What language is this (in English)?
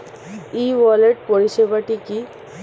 Bangla